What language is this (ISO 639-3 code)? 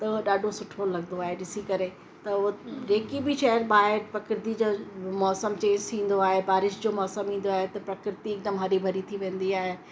snd